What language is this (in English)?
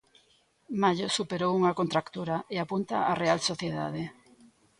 Galician